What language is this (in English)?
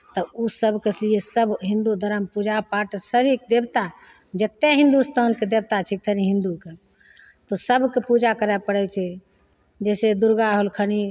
Maithili